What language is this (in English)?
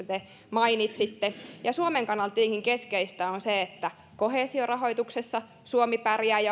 Finnish